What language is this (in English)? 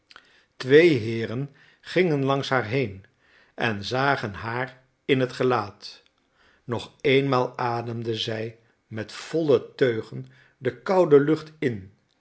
Dutch